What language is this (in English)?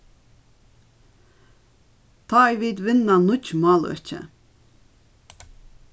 Faroese